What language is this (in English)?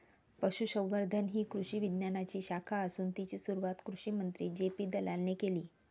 Marathi